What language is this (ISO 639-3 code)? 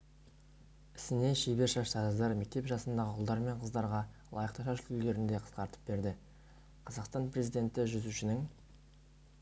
kaz